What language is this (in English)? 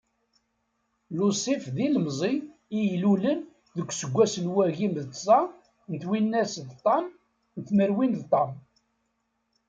Kabyle